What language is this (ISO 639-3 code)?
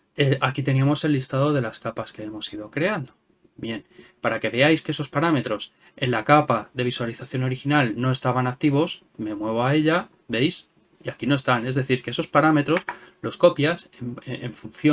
spa